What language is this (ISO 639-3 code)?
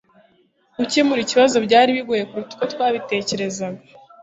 kin